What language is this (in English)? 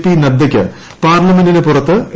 Malayalam